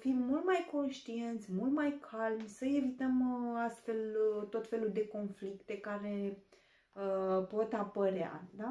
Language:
Romanian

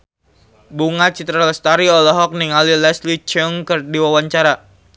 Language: Sundanese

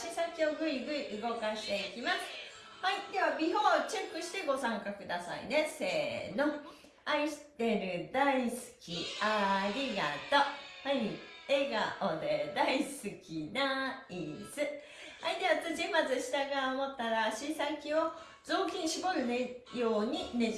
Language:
Japanese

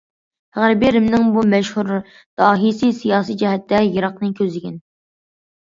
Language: Uyghur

